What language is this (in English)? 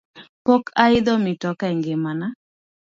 Luo (Kenya and Tanzania)